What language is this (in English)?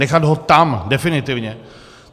Czech